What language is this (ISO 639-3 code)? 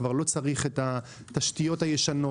heb